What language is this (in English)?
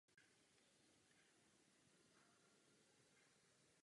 Czech